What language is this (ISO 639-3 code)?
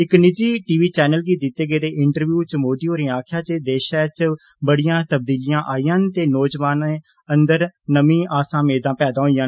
doi